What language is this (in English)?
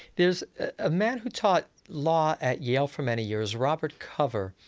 English